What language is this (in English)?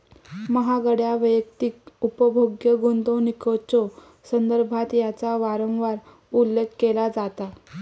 Marathi